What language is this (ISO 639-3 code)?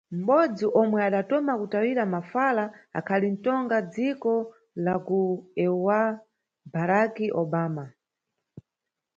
nyu